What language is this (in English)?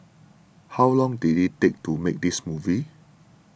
English